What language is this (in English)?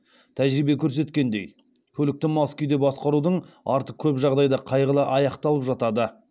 Kazakh